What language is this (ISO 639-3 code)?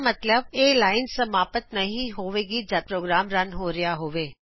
pan